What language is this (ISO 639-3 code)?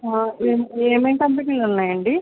tel